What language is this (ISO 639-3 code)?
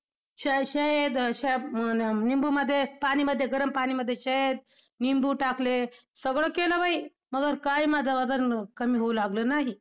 mar